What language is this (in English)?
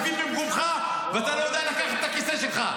Hebrew